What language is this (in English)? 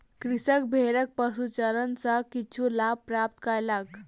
Maithili